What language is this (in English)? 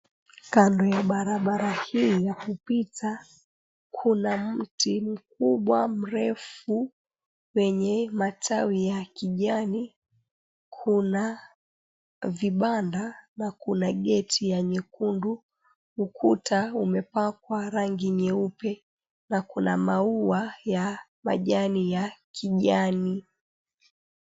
Swahili